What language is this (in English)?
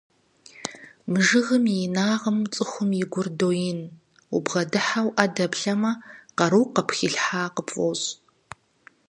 Kabardian